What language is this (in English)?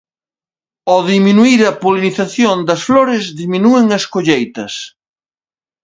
Galician